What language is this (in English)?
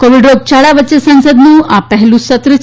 Gujarati